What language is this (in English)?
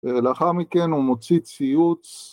Hebrew